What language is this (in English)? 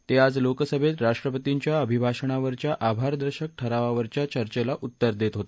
Marathi